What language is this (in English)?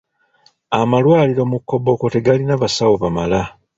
Ganda